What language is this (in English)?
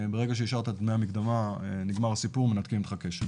Hebrew